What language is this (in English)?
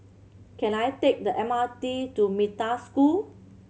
English